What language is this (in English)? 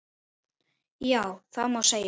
Icelandic